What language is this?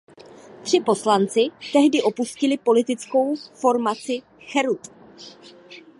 Czech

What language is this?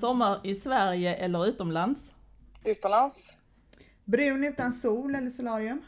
Swedish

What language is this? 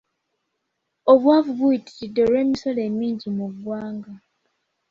Ganda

